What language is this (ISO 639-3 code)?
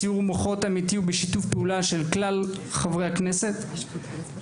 heb